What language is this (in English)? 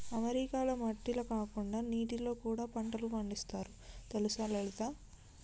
Telugu